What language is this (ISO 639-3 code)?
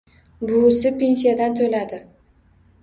uzb